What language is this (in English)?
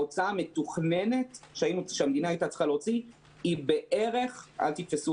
Hebrew